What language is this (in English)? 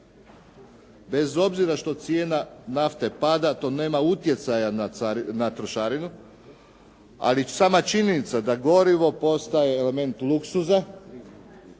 Croatian